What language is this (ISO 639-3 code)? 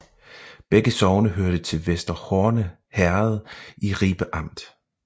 dan